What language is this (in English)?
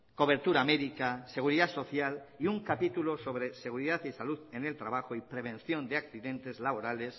Spanish